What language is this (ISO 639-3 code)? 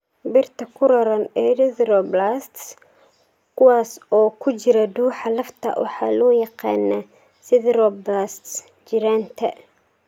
som